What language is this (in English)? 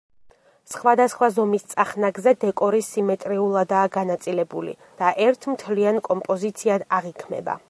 Georgian